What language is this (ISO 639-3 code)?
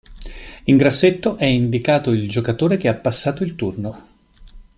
ita